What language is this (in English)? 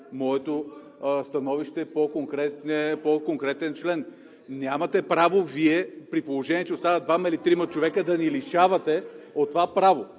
Bulgarian